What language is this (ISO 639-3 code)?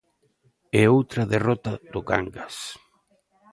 glg